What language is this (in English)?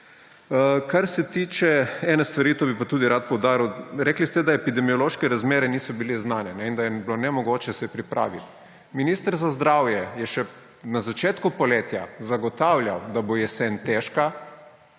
Slovenian